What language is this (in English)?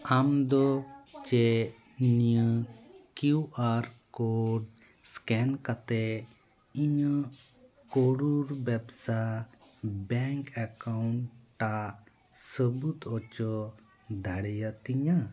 Santali